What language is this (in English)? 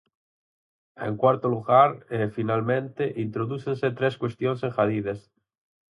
Galician